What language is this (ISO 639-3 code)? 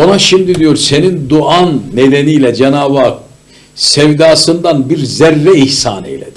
tur